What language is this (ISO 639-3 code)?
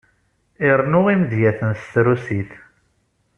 kab